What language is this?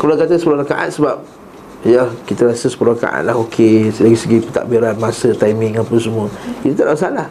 Malay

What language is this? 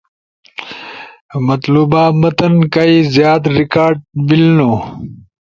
Ushojo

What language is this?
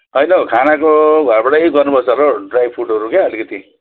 Nepali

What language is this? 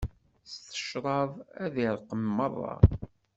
Kabyle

